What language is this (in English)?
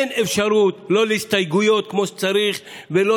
Hebrew